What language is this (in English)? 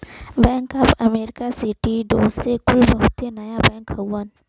Bhojpuri